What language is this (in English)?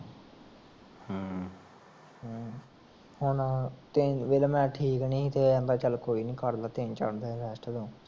Punjabi